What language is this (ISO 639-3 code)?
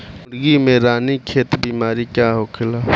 bho